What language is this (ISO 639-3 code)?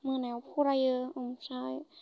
brx